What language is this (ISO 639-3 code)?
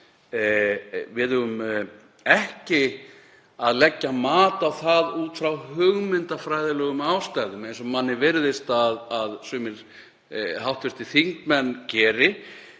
isl